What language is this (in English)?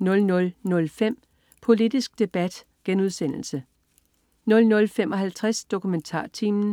Danish